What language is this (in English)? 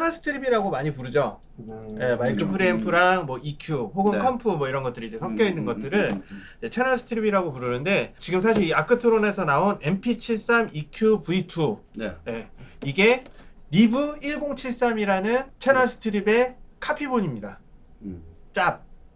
Korean